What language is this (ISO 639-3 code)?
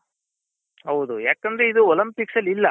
kan